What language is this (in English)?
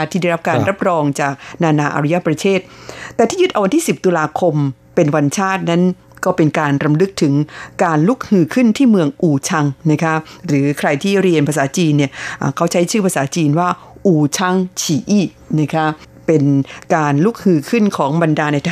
Thai